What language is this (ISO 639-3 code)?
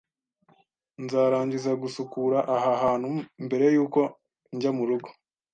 kin